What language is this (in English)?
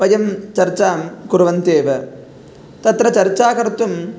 Sanskrit